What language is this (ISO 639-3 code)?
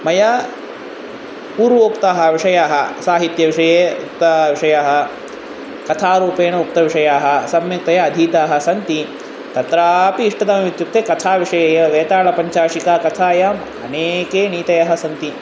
san